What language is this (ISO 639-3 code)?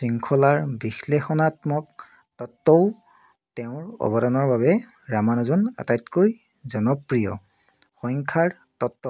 asm